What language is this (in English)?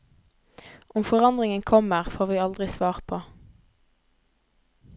Norwegian